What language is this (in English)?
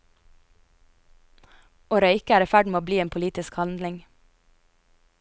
Norwegian